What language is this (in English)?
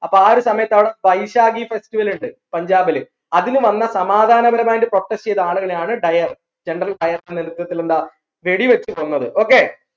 Malayalam